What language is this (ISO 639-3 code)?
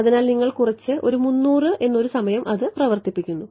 mal